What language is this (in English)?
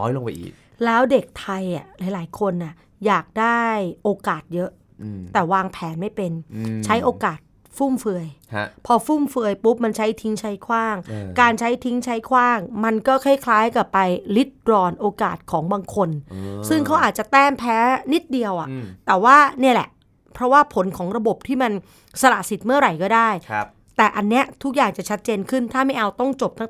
Thai